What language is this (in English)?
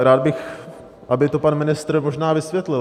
Czech